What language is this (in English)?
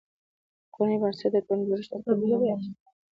Pashto